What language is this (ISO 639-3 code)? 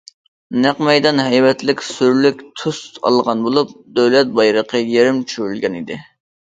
uig